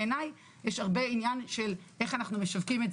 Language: Hebrew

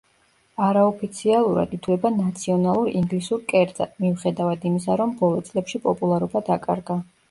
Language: Georgian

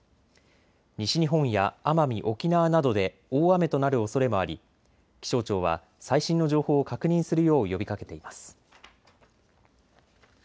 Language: Japanese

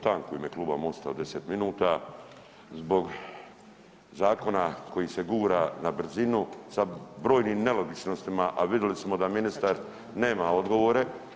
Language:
Croatian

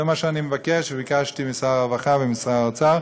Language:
Hebrew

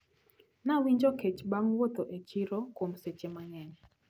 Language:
Luo (Kenya and Tanzania)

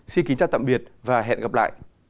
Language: Vietnamese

